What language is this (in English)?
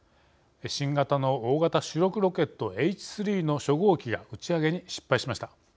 Japanese